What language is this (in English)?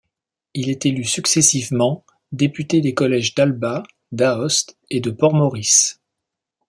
French